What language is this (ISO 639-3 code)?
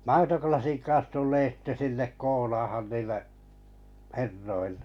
fin